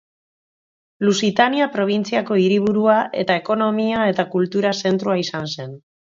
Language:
Basque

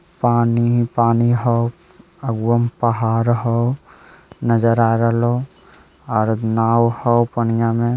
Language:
Magahi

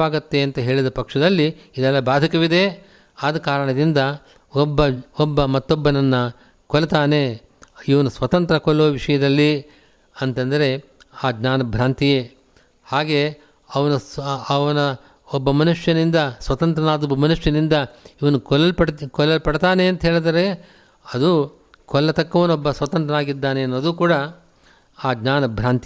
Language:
Kannada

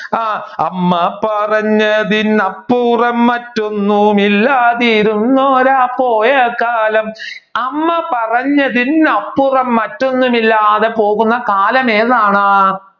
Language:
Malayalam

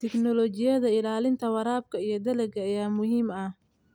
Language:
Somali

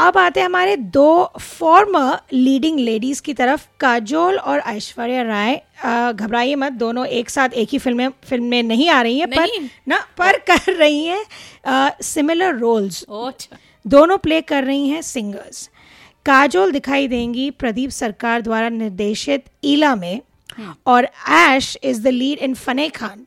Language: Hindi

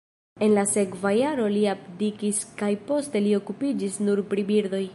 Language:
Esperanto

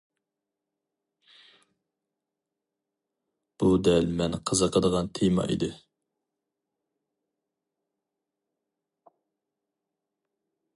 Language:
Uyghur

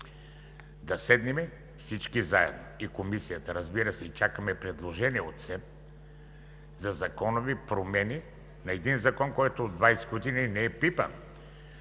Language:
Bulgarian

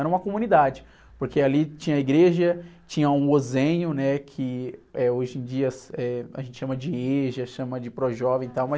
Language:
Portuguese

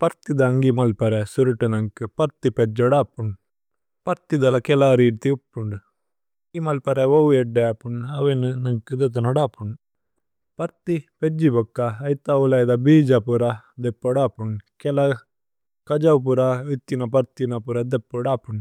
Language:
Tulu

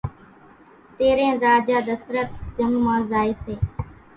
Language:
Kachi Koli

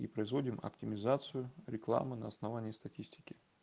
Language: Russian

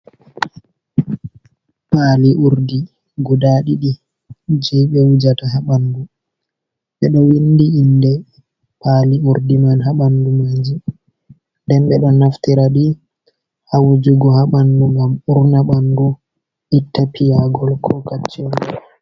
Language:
Fula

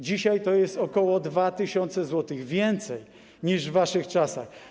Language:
Polish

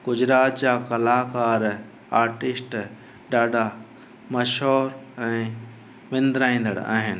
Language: Sindhi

